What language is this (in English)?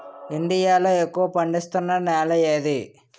Telugu